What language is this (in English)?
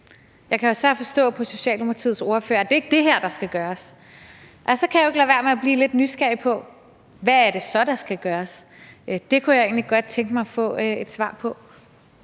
Danish